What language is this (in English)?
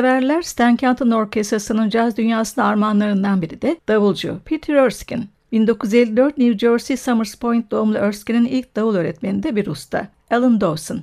Turkish